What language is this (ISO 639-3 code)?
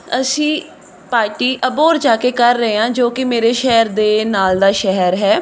pan